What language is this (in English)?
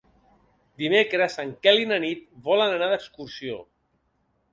Catalan